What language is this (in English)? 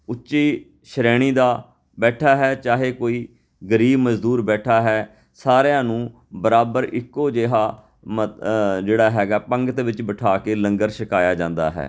Punjabi